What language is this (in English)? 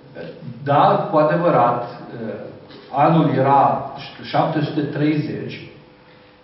Romanian